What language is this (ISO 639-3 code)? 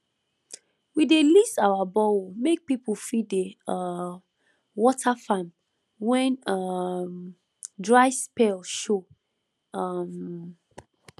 pcm